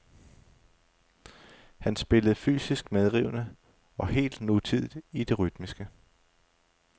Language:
Danish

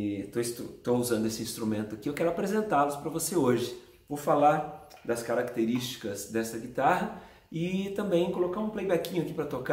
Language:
Portuguese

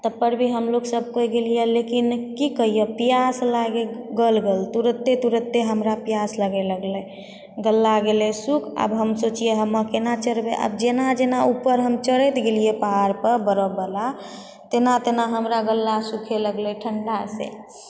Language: Maithili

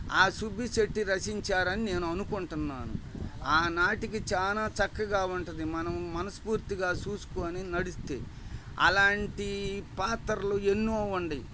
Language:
Telugu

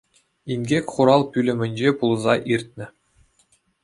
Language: Chuvash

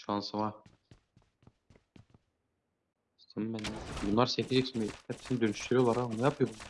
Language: Turkish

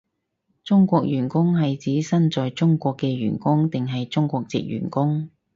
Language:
Cantonese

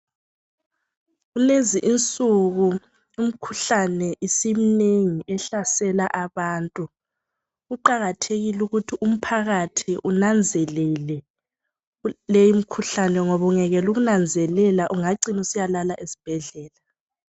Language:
North Ndebele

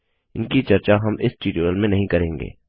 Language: Hindi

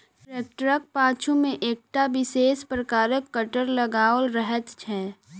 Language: Maithili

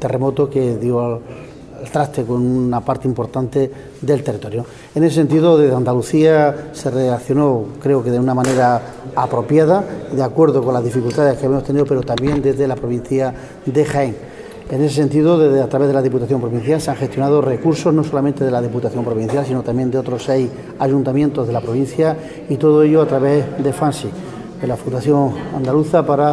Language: Spanish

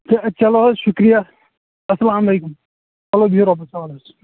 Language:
Kashmiri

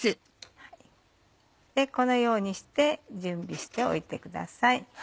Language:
Japanese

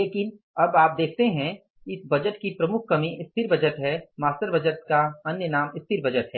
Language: Hindi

